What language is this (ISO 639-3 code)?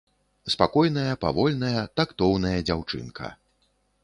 bel